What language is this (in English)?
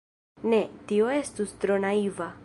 Esperanto